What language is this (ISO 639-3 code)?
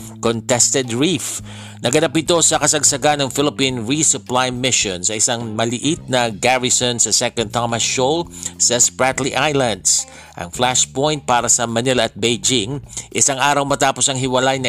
fil